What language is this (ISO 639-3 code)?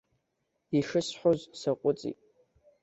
abk